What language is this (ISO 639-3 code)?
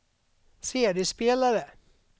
swe